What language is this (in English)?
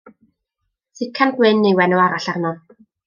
Welsh